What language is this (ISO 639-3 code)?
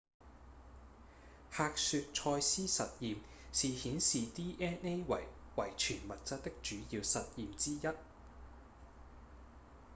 yue